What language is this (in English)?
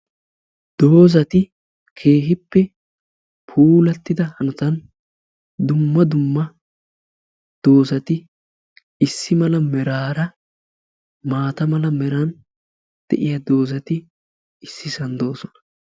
Wolaytta